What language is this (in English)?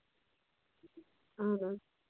Kashmiri